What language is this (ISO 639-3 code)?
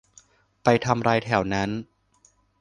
tha